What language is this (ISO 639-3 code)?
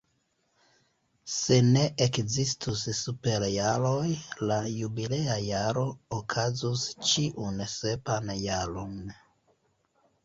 epo